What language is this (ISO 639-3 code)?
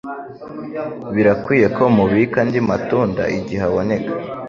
kin